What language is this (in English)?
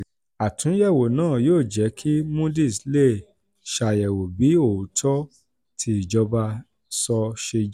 Yoruba